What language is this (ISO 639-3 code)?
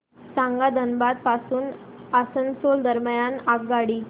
mar